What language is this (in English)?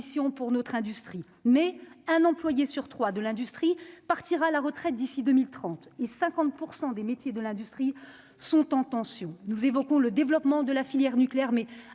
French